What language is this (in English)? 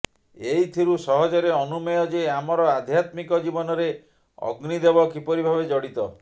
Odia